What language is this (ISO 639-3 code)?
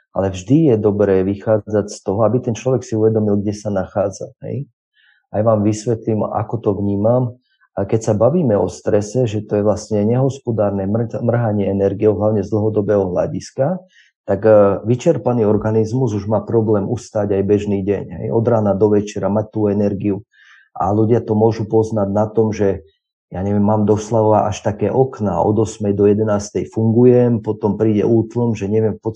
slk